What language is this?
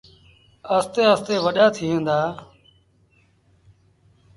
Sindhi Bhil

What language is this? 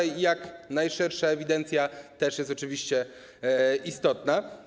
Polish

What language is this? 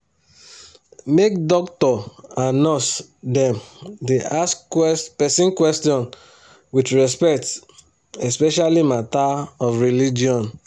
Nigerian Pidgin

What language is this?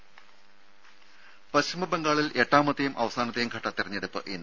Malayalam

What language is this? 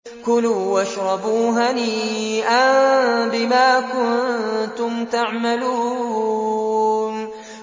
Arabic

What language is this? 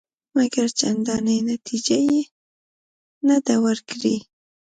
Pashto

